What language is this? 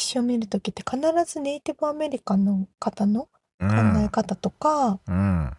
Japanese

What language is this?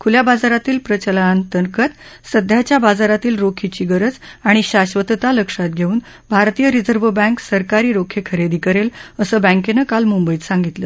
Marathi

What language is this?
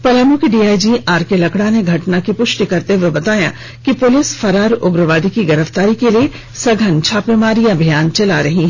Hindi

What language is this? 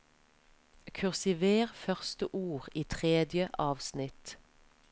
Norwegian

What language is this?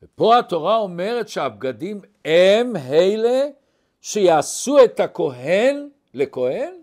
Hebrew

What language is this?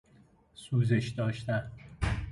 Persian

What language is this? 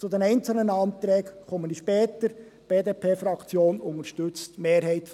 Swiss German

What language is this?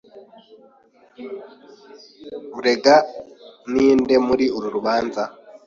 Kinyarwanda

